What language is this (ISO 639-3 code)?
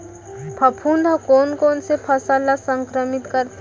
hne